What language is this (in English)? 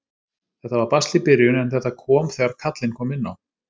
Icelandic